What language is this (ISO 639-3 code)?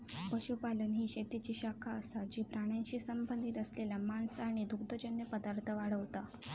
mar